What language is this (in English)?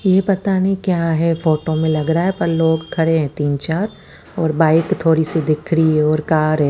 Hindi